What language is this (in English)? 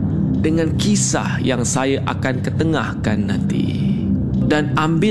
Malay